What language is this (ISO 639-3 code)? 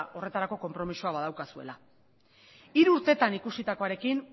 eus